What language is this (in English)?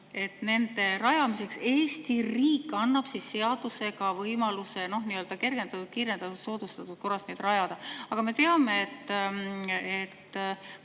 Estonian